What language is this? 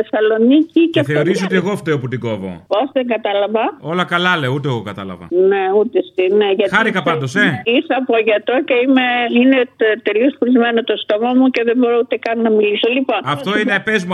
Greek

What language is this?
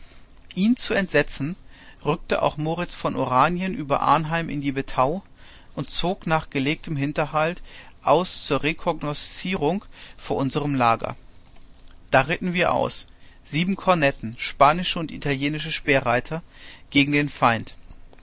German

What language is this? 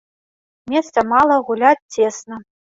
Belarusian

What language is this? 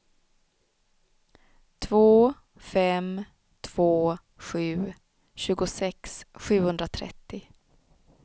Swedish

